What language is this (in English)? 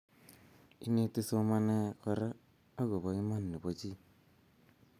Kalenjin